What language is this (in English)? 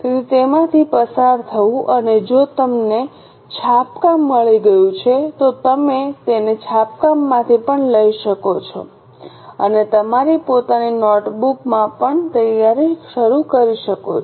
Gujarati